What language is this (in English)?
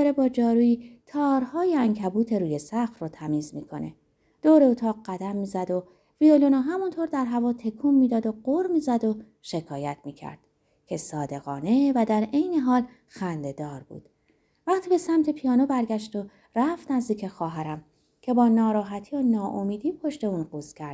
Persian